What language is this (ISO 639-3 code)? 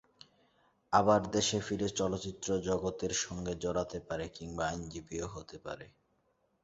ben